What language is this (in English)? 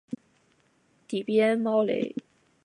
Chinese